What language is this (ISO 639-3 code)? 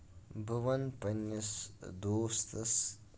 kas